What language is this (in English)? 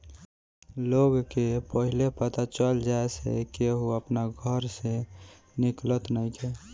Bhojpuri